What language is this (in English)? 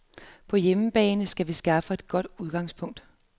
Danish